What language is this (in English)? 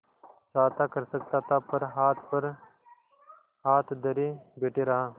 Hindi